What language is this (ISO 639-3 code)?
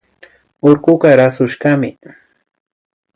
qvi